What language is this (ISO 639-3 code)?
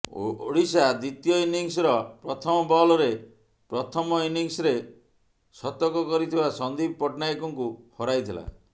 ori